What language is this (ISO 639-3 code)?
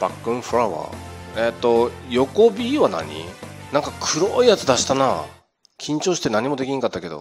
jpn